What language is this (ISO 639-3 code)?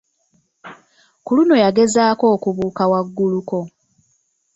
lug